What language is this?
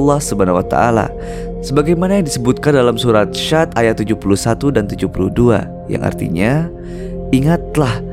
Indonesian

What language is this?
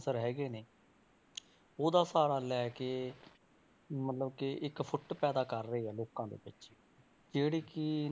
Punjabi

